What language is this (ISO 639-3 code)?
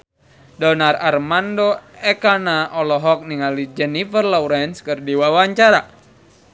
sun